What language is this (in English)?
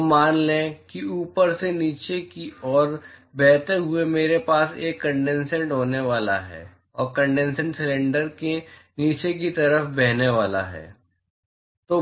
Hindi